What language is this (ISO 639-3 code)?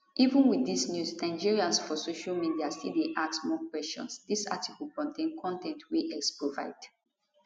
pcm